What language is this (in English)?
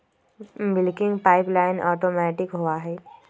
Magahi